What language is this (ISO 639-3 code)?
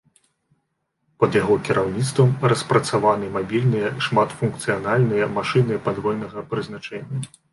bel